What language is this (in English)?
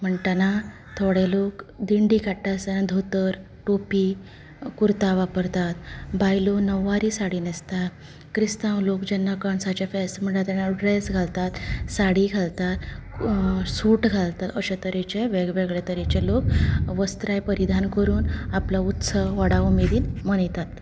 Konkani